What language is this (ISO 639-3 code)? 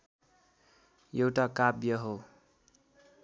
nep